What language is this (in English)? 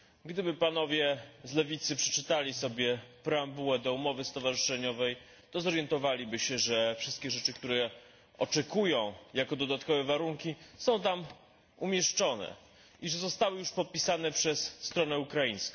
Polish